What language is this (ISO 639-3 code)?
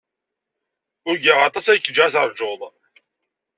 kab